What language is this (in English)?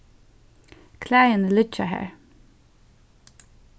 Faroese